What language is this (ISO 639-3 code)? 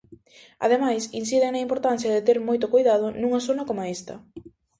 glg